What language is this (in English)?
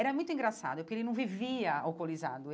Portuguese